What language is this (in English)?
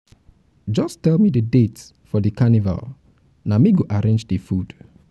Nigerian Pidgin